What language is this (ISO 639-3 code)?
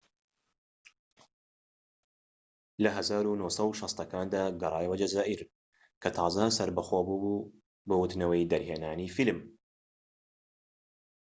ckb